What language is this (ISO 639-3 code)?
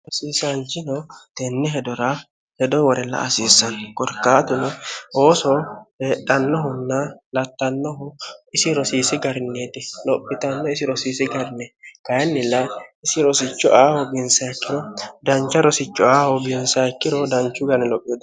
sid